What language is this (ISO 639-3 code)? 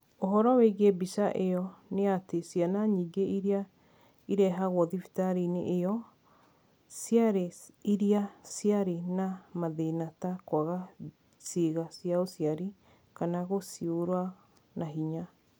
kik